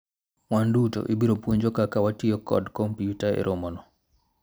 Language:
Luo (Kenya and Tanzania)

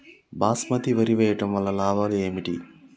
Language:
Telugu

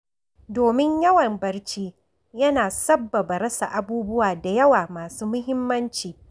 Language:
Hausa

